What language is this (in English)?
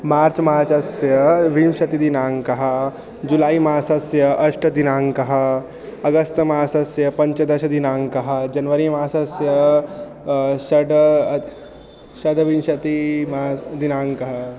Sanskrit